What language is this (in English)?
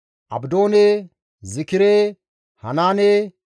Gamo